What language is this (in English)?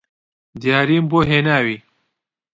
Central Kurdish